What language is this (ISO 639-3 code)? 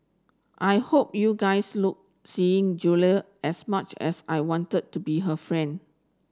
eng